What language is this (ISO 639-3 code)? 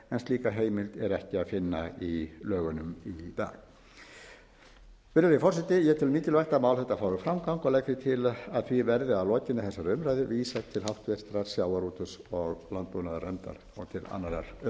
isl